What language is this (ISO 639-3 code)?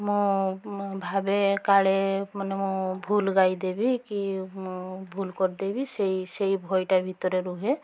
ori